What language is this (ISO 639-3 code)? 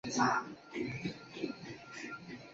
zho